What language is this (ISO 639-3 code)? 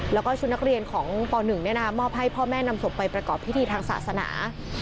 tha